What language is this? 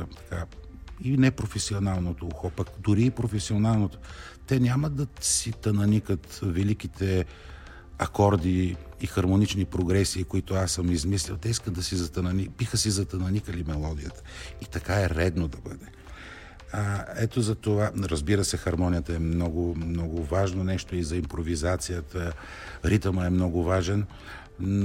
Bulgarian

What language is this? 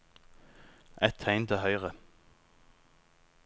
Norwegian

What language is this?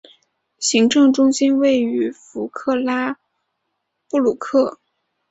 Chinese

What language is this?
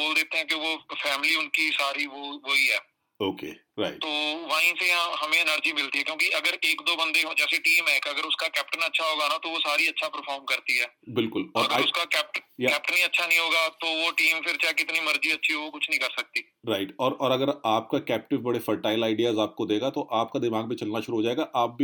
Punjabi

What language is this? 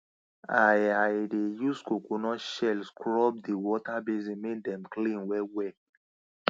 Nigerian Pidgin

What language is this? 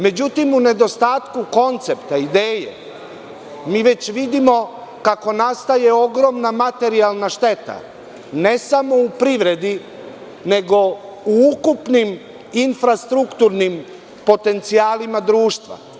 Serbian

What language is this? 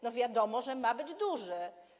Polish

